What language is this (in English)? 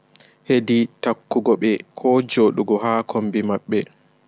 Fula